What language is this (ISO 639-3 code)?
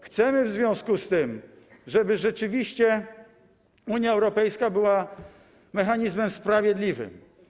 pol